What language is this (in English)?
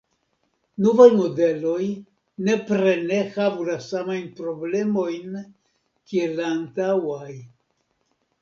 Esperanto